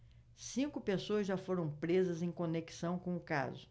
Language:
Portuguese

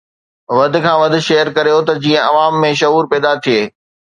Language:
Sindhi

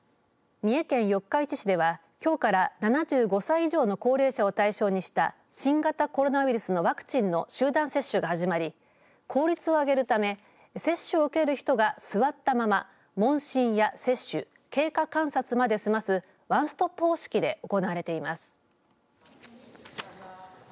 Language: Japanese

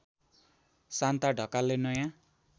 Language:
Nepali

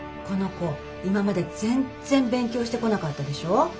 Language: Japanese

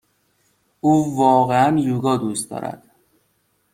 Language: Persian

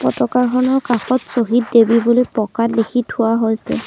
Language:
Assamese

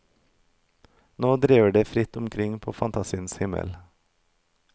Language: Norwegian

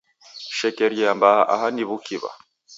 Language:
Taita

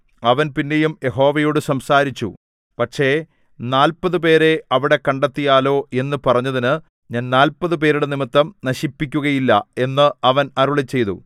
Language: Malayalam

